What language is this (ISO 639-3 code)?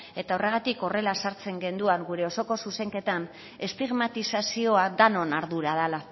eus